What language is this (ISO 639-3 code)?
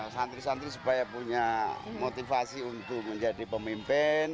ind